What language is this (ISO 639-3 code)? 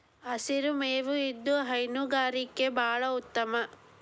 kan